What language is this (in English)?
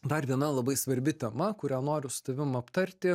Lithuanian